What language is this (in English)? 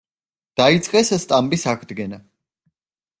Georgian